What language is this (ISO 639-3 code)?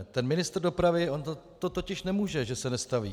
ces